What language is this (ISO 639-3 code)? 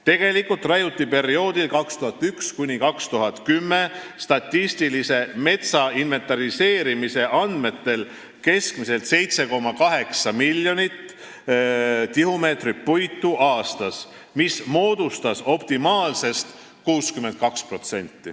est